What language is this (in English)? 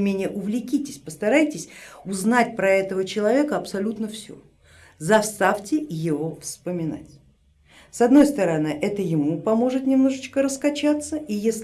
Russian